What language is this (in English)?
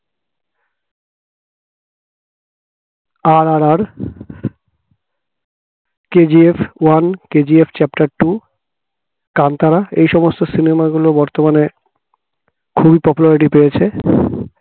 Bangla